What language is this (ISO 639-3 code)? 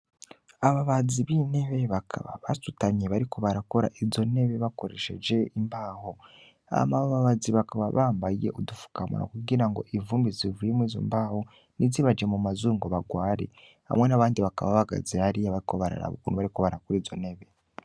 run